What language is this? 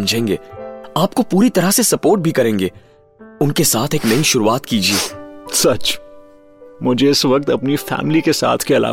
Hindi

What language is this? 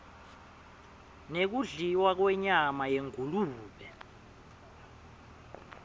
Swati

